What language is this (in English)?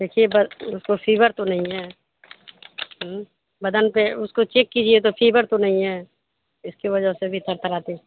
Urdu